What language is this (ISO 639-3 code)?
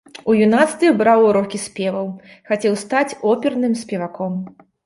bel